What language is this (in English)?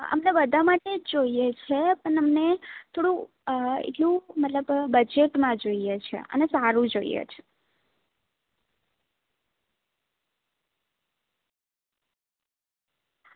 Gujarati